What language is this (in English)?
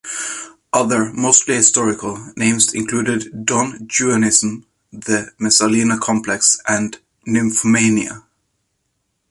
English